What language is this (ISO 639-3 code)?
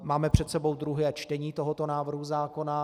ces